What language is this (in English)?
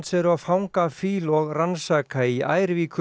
Icelandic